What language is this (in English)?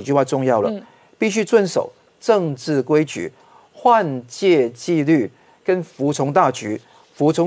Chinese